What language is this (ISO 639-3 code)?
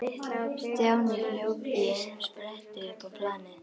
isl